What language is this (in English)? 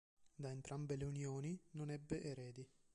Italian